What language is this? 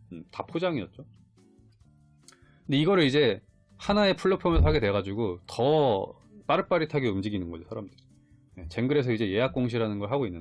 Korean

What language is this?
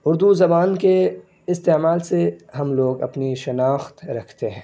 Urdu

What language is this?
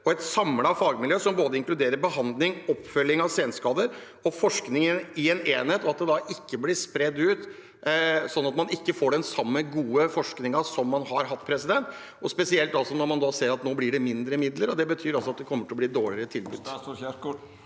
Norwegian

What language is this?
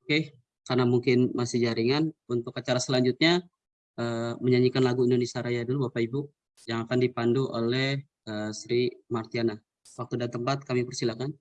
Indonesian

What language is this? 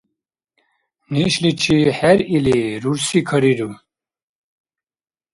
Dargwa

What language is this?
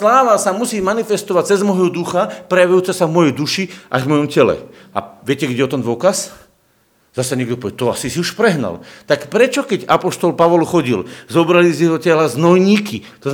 Slovak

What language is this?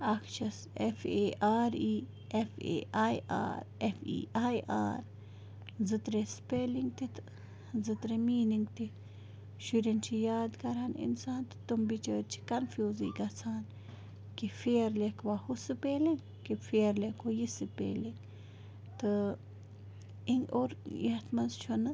Kashmiri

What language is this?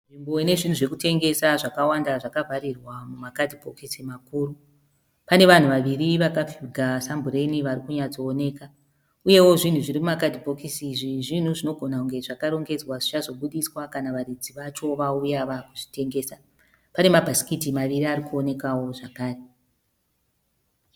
Shona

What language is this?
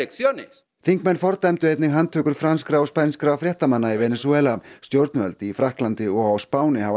Icelandic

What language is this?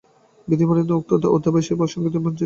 Bangla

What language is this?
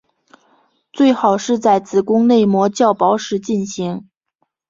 Chinese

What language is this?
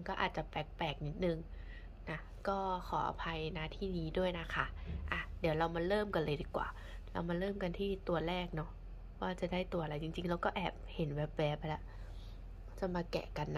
Thai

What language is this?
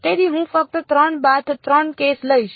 Gujarati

